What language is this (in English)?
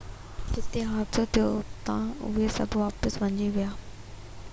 Sindhi